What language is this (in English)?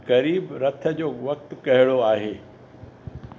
Sindhi